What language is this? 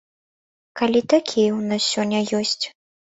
Belarusian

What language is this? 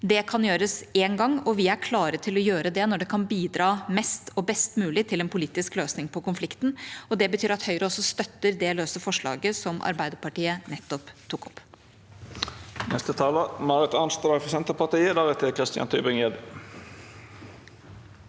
Norwegian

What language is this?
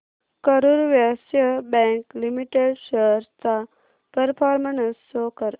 Marathi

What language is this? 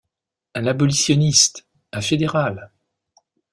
French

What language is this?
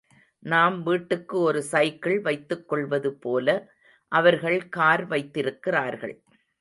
Tamil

